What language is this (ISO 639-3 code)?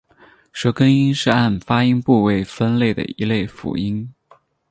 zho